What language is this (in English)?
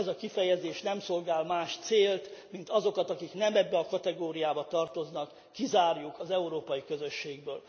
Hungarian